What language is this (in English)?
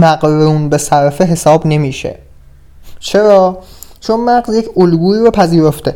Persian